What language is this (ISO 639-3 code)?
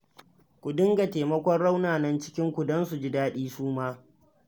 hau